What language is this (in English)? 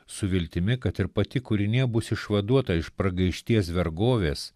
Lithuanian